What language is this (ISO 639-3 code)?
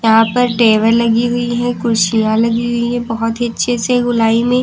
hin